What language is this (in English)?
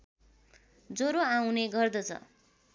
Nepali